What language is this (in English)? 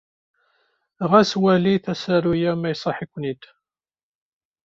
Kabyle